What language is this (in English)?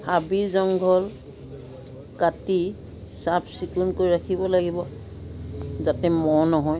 Assamese